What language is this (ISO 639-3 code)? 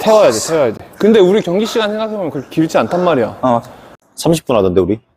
kor